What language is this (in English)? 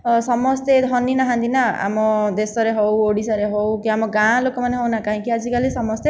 Odia